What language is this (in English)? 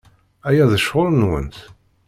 Kabyle